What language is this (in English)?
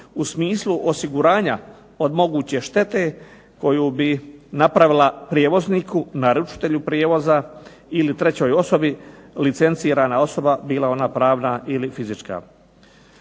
Croatian